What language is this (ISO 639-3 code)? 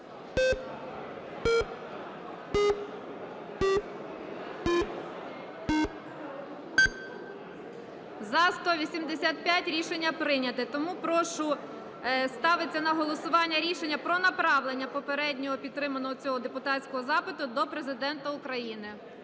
ukr